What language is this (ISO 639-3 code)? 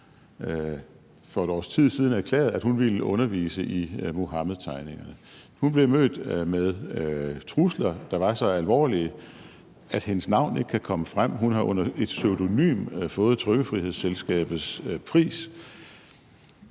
dan